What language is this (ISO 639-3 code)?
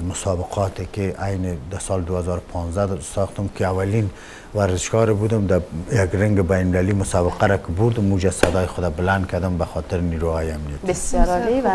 fas